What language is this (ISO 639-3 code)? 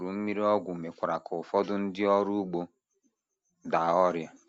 ibo